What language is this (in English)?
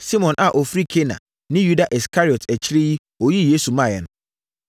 Akan